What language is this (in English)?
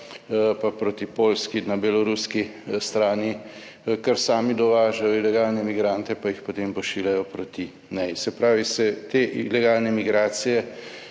Slovenian